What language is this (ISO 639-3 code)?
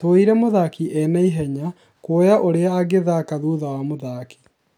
kik